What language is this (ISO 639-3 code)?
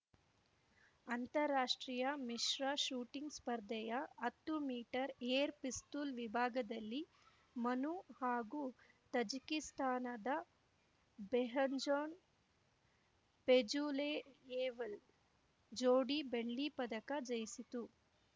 kan